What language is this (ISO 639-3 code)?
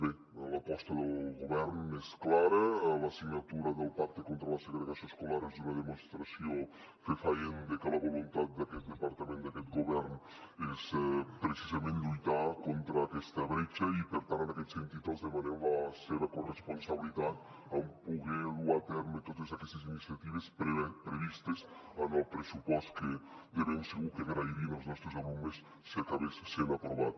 cat